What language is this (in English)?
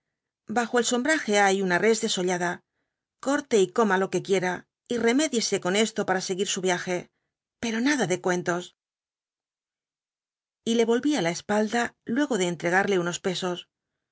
Spanish